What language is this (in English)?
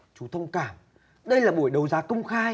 Vietnamese